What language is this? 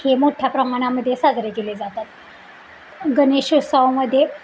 Marathi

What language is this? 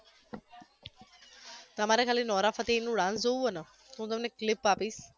Gujarati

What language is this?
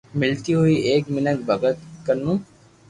Loarki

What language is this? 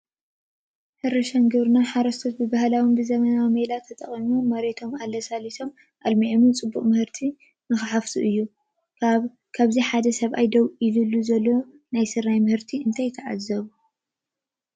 Tigrinya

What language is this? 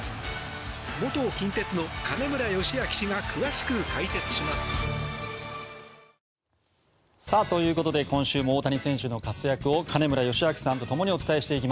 Japanese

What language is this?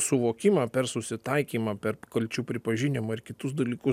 Lithuanian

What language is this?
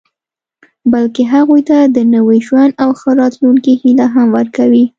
Pashto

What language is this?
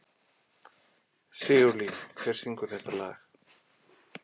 Icelandic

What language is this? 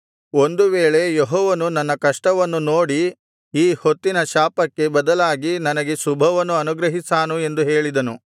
Kannada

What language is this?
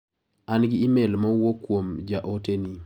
Luo (Kenya and Tanzania)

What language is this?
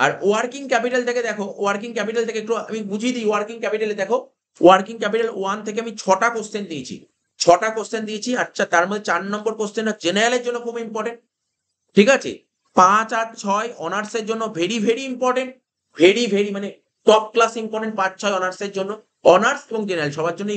Bangla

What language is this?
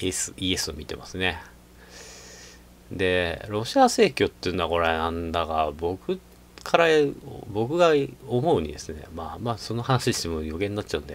Japanese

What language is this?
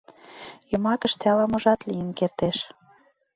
Mari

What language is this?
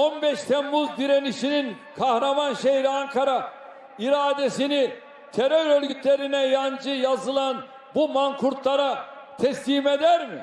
Turkish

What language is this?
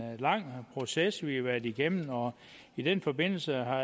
Danish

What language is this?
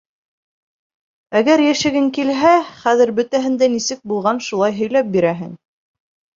Bashkir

